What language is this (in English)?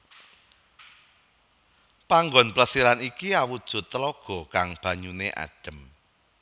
Javanese